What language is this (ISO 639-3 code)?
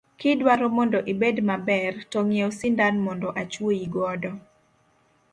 luo